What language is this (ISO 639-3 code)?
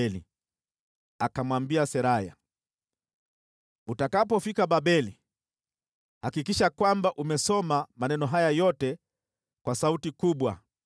swa